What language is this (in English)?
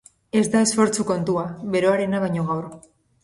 Basque